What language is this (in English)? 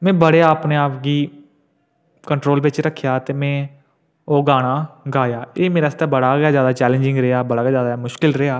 Dogri